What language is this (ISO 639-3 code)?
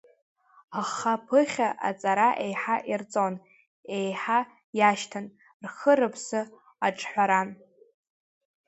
abk